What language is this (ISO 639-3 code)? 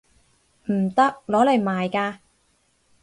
yue